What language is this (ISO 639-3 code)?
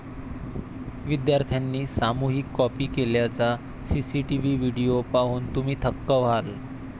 mar